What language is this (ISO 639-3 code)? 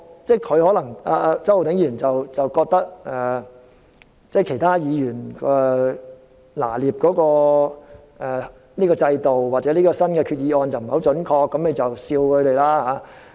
yue